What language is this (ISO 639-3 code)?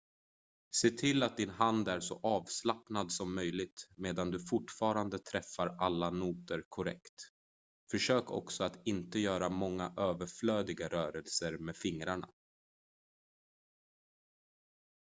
swe